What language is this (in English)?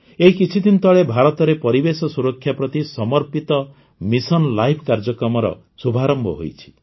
Odia